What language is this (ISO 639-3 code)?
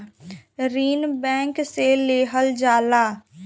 bho